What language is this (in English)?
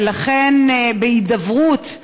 Hebrew